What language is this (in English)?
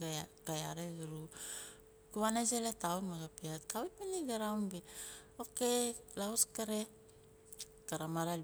Nalik